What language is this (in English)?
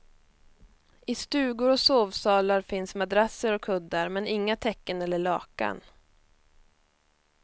Swedish